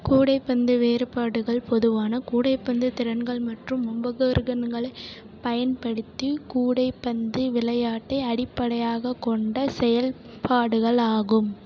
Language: Tamil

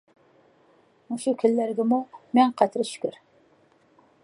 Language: Uyghur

